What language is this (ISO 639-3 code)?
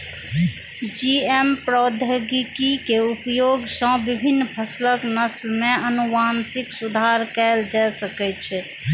mai